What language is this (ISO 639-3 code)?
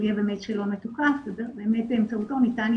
heb